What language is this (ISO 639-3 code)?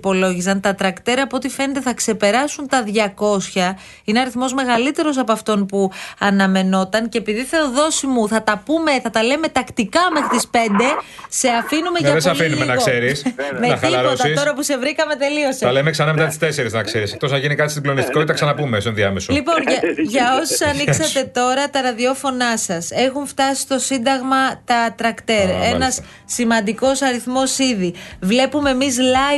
ell